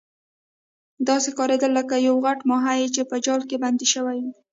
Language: Pashto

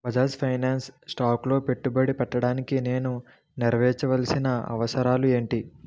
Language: Telugu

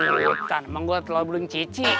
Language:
Indonesian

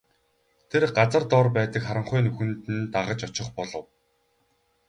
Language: Mongolian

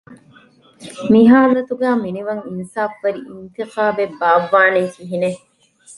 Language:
Divehi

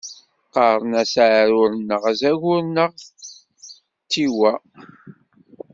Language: Kabyle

